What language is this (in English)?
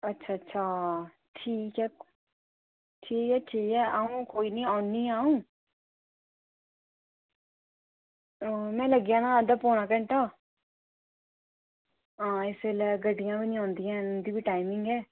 Dogri